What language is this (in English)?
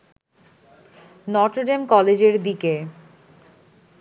Bangla